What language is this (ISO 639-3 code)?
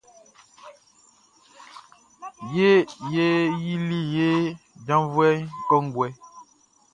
bci